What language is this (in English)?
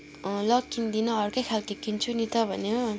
Nepali